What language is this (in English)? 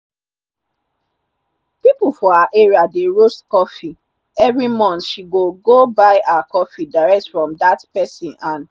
Nigerian Pidgin